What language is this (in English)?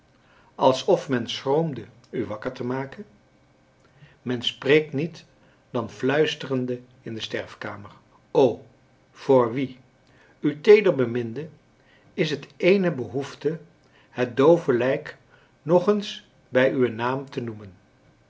Dutch